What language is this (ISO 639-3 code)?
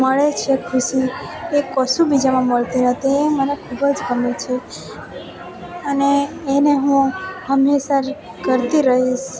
guj